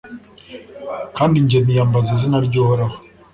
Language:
Kinyarwanda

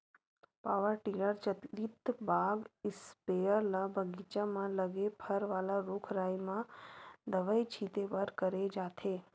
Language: Chhattisgarhi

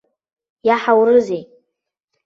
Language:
Abkhazian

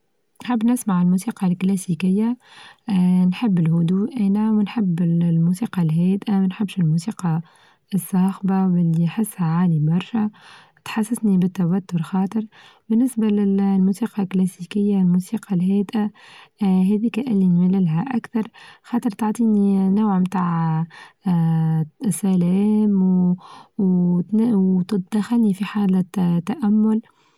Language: Tunisian Arabic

